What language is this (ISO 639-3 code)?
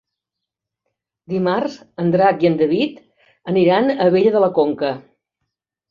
cat